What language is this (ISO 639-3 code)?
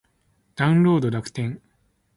jpn